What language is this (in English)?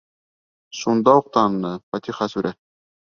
Bashkir